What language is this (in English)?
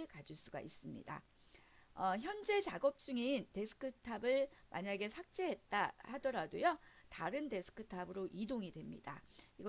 Korean